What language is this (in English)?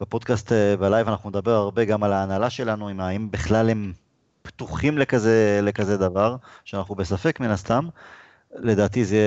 Hebrew